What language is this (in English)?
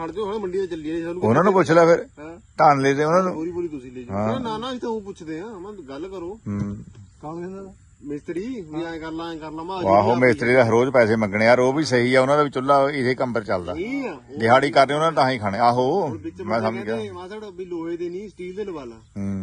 Punjabi